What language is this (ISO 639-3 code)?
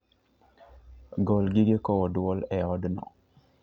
luo